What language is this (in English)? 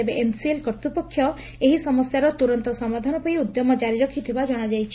Odia